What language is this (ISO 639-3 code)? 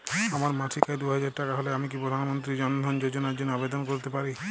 ben